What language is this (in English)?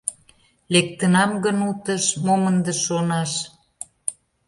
Mari